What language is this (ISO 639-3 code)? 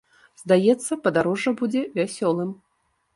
bel